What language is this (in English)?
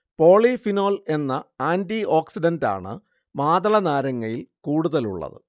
Malayalam